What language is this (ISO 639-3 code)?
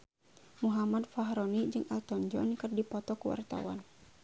sun